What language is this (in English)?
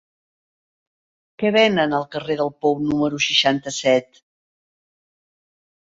Catalan